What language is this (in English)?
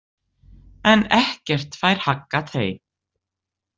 Icelandic